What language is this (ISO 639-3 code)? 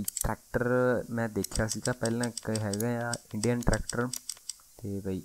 hin